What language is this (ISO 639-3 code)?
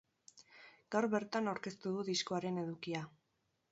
eus